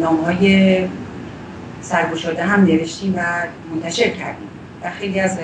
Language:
Persian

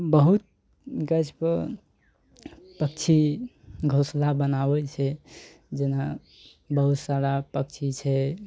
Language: Maithili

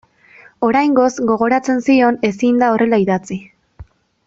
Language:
Basque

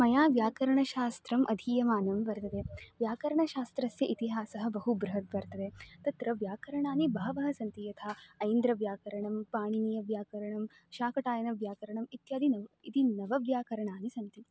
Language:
Sanskrit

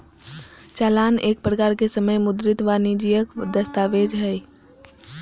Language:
Magahi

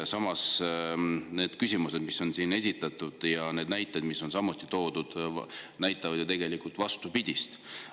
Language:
Estonian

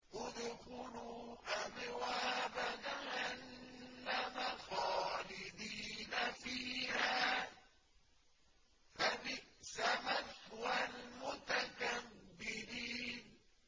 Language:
Arabic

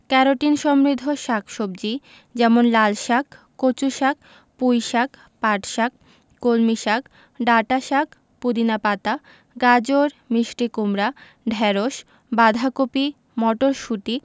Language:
Bangla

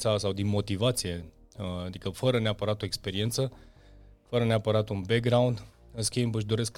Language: Romanian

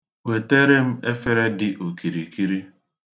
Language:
Igbo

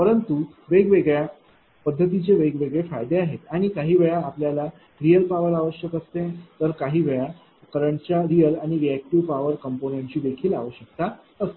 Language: Marathi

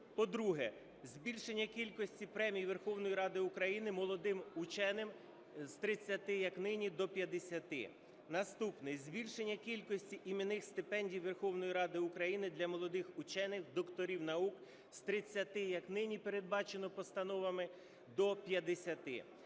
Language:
Ukrainian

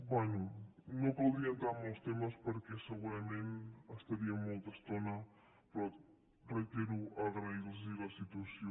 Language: Catalan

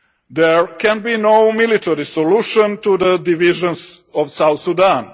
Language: English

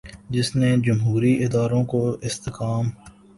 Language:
Urdu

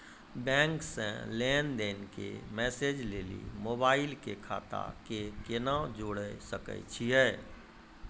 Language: Maithili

